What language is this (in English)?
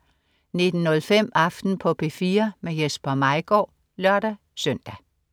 Danish